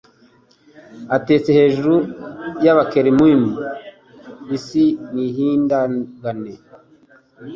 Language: Kinyarwanda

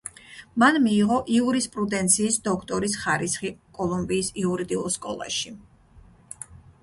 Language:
Georgian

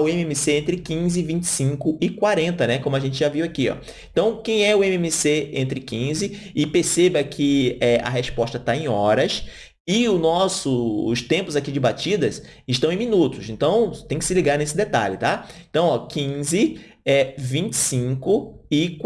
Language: Portuguese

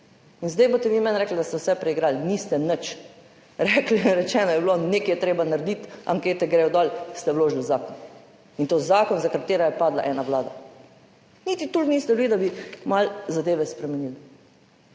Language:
Slovenian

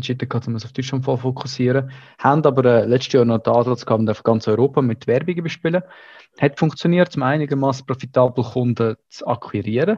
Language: German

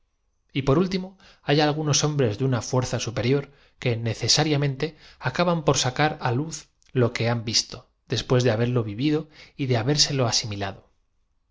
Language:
Spanish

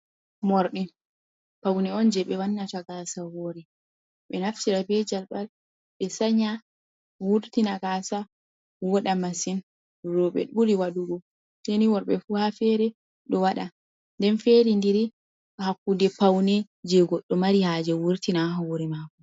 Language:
Fula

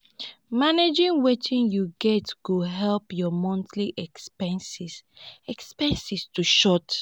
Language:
Nigerian Pidgin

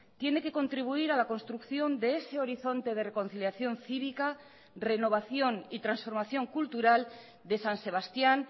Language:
Spanish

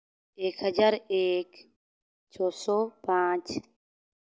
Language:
Santali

